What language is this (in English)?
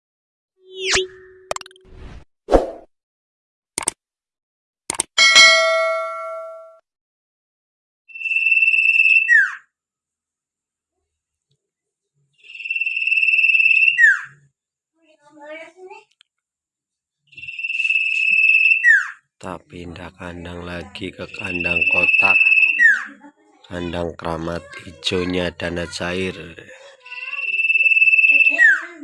Indonesian